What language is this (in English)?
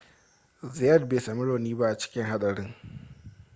Hausa